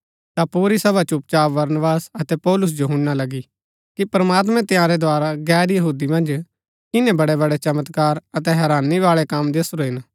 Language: Gaddi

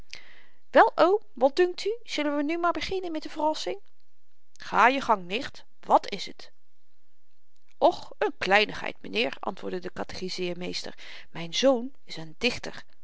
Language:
Dutch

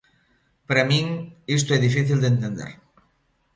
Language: Galician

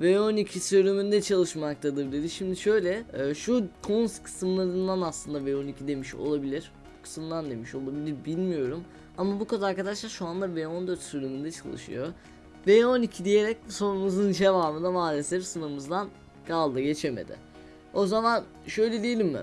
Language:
Turkish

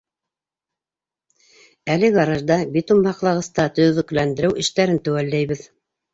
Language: Bashkir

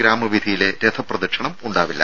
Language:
Malayalam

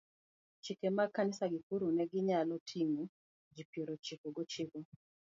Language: Luo (Kenya and Tanzania)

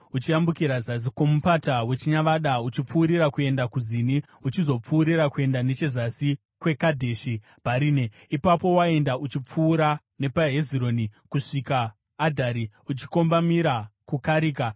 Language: Shona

